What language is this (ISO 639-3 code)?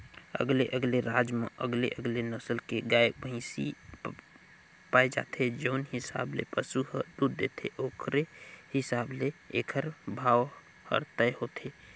hne